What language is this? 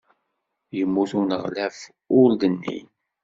Kabyle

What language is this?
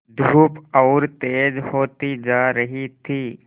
Hindi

